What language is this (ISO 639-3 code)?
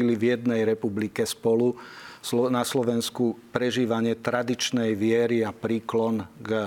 slk